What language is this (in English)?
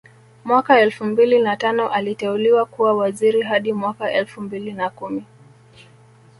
Swahili